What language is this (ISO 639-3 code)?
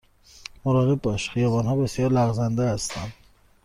fas